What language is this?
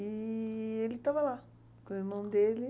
Portuguese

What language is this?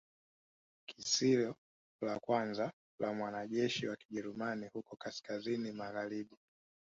Swahili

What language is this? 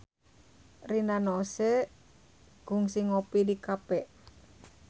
Sundanese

